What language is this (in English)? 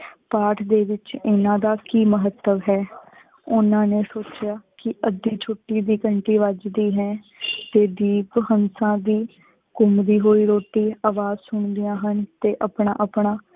Punjabi